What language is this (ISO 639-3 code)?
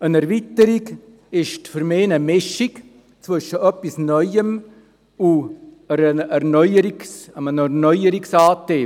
gsw